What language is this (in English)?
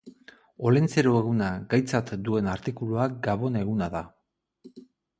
Basque